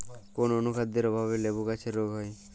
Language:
Bangla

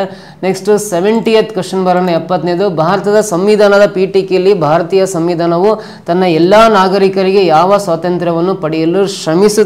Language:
Kannada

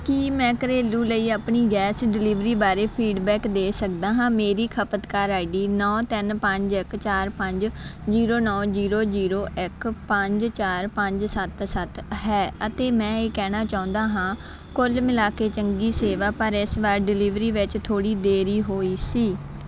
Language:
Punjabi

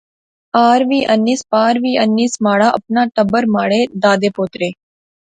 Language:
Pahari-Potwari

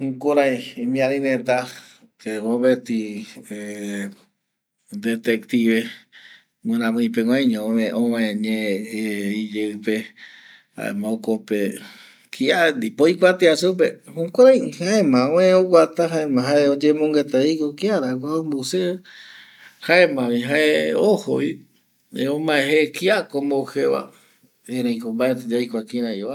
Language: Eastern Bolivian Guaraní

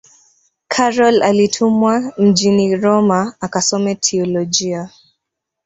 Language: Swahili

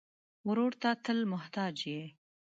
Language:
Pashto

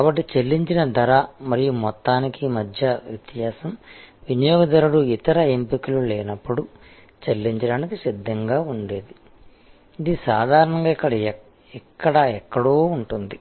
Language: Telugu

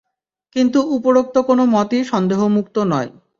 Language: Bangla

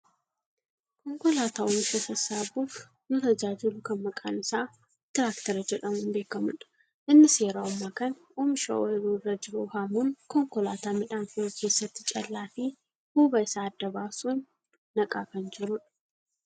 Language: Oromo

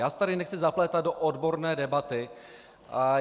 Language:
Czech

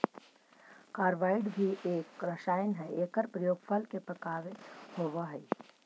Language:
Magahi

